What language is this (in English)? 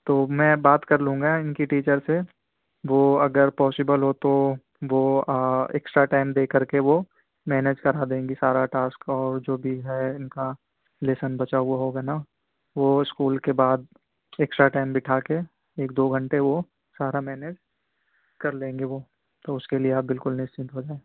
Urdu